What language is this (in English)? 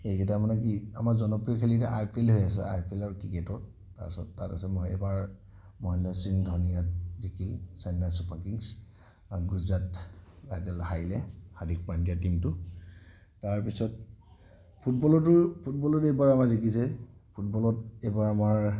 Assamese